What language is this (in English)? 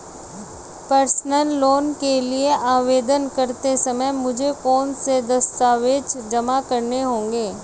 Hindi